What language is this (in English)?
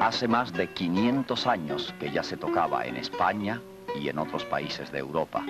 Spanish